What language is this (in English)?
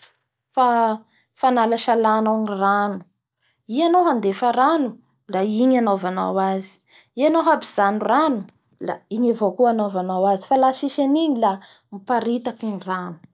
Bara Malagasy